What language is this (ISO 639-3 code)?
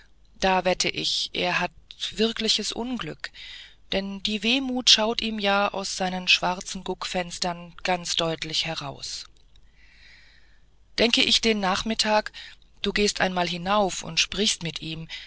deu